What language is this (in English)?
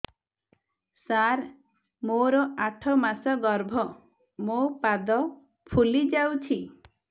Odia